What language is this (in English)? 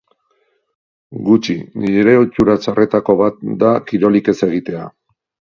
Basque